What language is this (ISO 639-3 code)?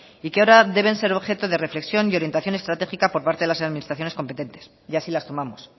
spa